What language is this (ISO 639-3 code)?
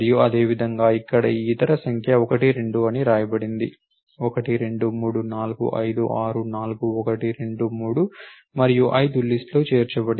tel